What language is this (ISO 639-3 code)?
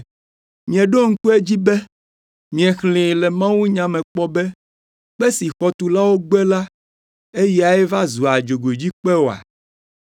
ewe